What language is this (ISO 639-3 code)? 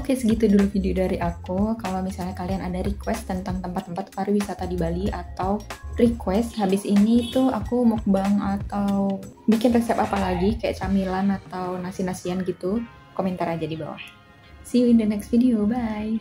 ind